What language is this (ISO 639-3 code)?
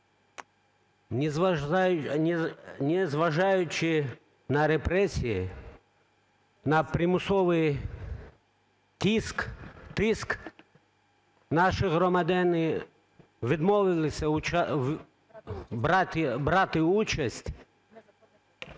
ukr